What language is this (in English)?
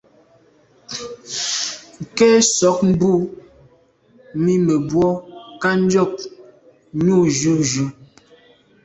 Medumba